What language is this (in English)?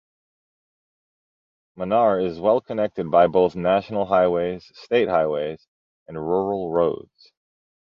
English